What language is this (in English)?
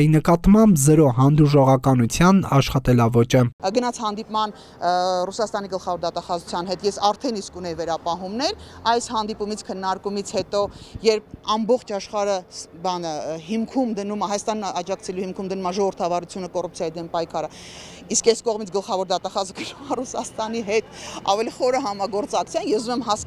Romanian